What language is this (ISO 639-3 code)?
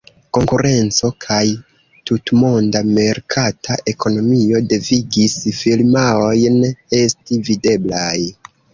epo